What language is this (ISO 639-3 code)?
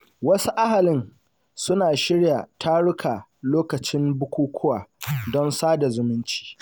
hau